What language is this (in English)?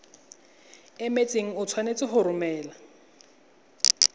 Tswana